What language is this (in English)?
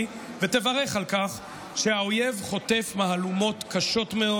Hebrew